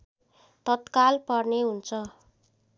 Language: Nepali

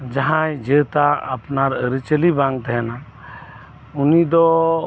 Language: Santali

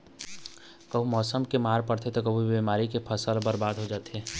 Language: Chhattisgarhi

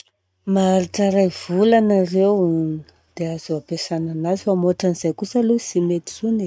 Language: Southern Betsimisaraka Malagasy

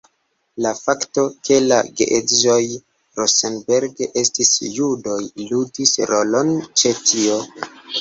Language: Esperanto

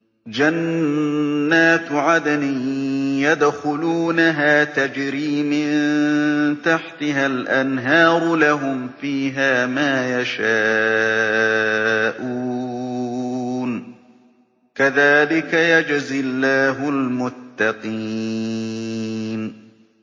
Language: Arabic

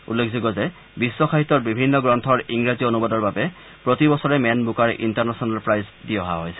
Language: Assamese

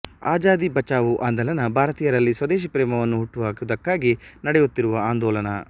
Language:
Kannada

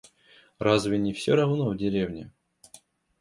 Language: Russian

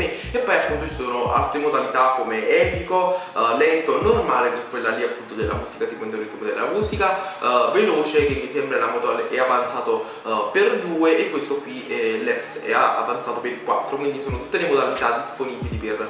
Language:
Italian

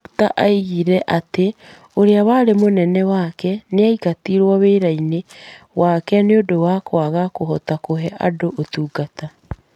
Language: Kikuyu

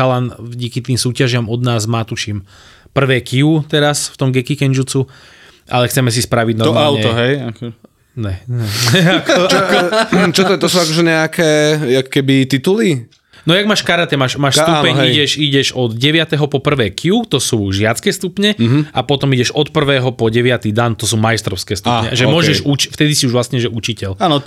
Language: Slovak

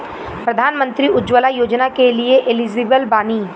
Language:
Bhojpuri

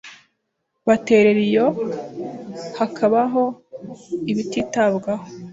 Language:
Kinyarwanda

